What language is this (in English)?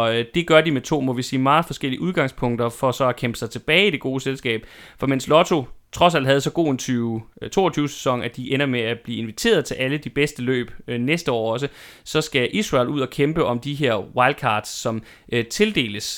Danish